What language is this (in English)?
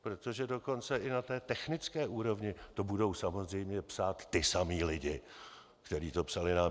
Czech